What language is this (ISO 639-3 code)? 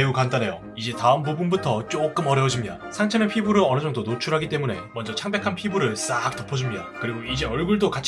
kor